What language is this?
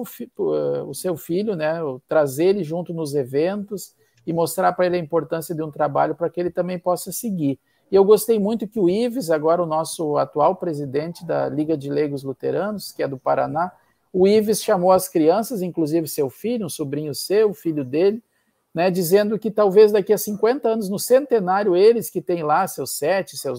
Portuguese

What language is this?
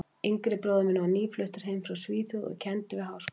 Icelandic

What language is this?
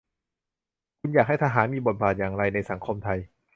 Thai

